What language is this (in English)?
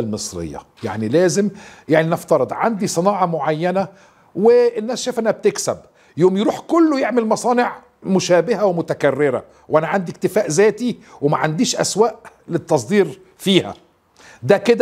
Arabic